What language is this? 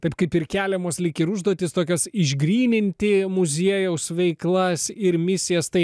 Lithuanian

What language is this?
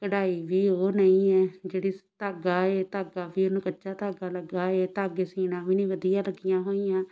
Punjabi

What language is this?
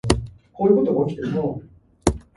English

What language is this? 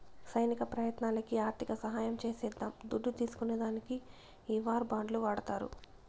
Telugu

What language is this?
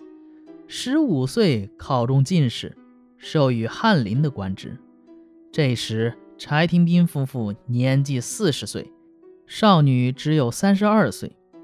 Chinese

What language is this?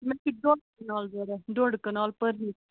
Kashmiri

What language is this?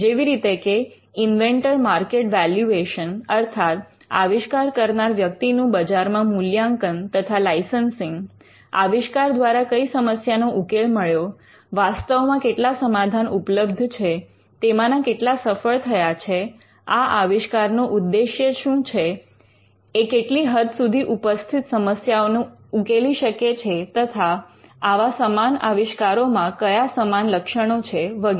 Gujarati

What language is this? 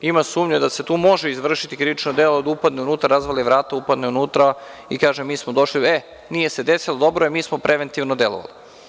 Serbian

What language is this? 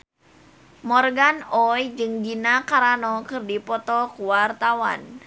Sundanese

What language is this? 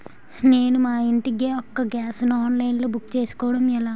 Telugu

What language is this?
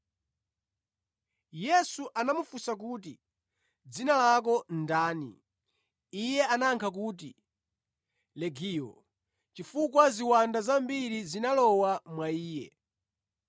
Nyanja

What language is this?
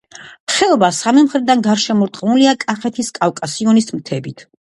Georgian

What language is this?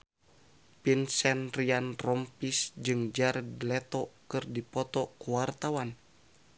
Sundanese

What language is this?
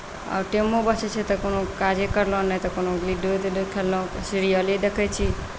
Maithili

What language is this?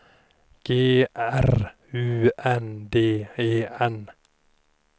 Swedish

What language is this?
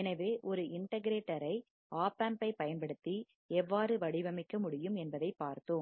Tamil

